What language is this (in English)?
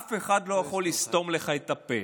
Hebrew